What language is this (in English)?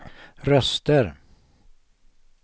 Swedish